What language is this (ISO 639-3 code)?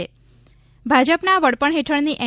guj